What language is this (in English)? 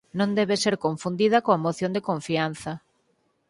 Galician